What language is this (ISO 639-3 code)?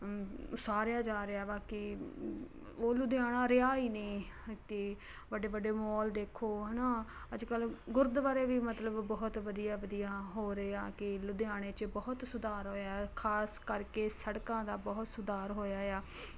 pan